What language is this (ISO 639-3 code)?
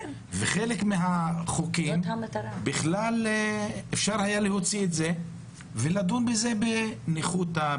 heb